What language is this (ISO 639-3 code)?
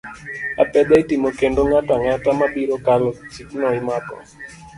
luo